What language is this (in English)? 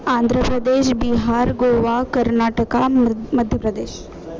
Sanskrit